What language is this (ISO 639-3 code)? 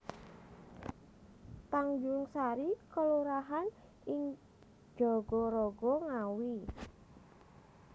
jav